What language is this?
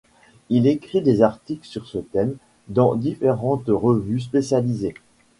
French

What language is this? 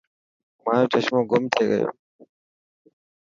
Dhatki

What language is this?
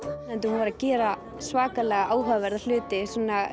Icelandic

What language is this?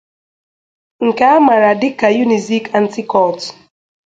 Igbo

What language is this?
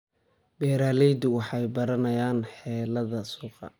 Somali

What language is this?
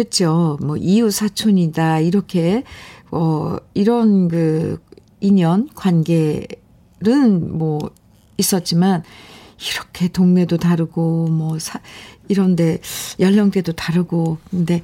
Korean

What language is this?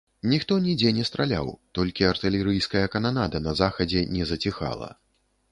Belarusian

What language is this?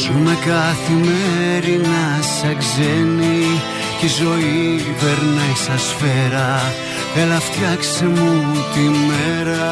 Greek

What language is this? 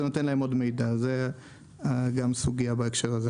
Hebrew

